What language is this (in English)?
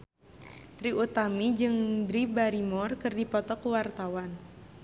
Sundanese